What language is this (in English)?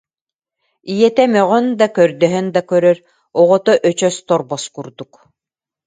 Yakut